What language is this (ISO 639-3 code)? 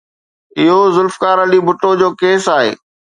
snd